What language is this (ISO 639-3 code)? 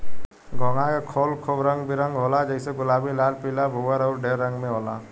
bho